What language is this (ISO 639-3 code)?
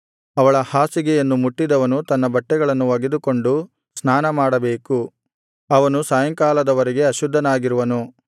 kan